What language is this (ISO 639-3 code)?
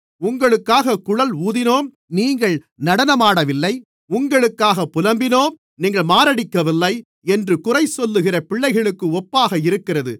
tam